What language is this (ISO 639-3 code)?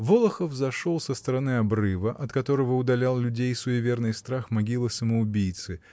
rus